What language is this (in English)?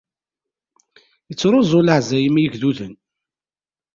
Kabyle